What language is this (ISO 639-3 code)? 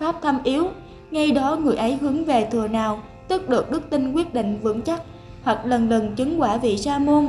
vie